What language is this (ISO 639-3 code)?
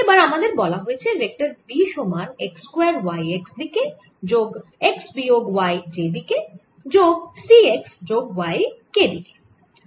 ben